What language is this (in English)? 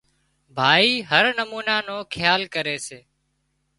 Wadiyara Koli